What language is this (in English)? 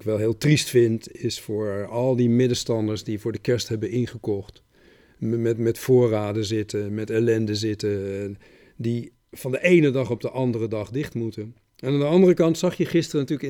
Dutch